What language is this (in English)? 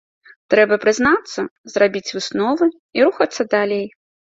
Belarusian